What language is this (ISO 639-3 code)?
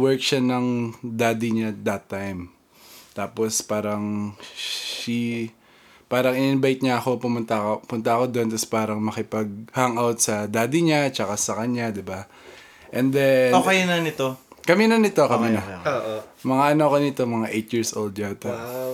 fil